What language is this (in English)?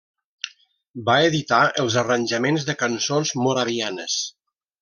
Catalan